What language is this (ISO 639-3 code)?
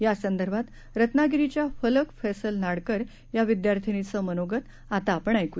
mar